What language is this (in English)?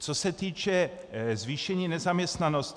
Czech